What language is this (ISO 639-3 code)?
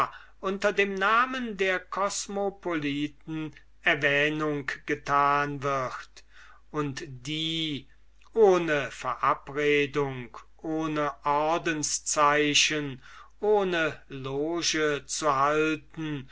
deu